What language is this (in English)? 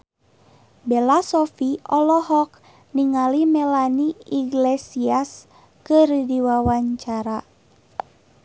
Sundanese